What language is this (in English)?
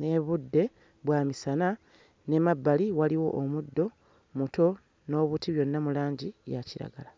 Ganda